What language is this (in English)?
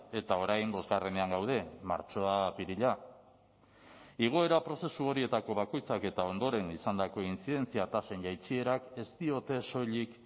Basque